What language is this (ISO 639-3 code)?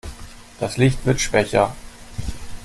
deu